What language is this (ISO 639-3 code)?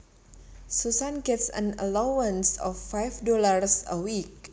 jav